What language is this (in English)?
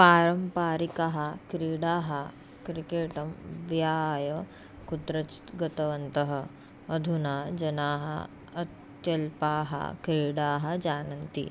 Sanskrit